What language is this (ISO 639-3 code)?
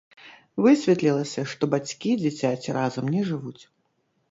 bel